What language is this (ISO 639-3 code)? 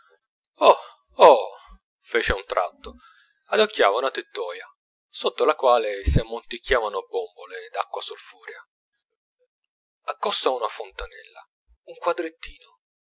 ita